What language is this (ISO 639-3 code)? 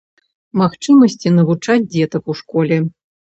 bel